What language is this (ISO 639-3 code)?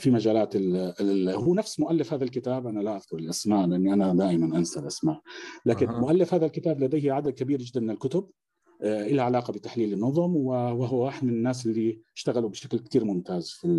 ara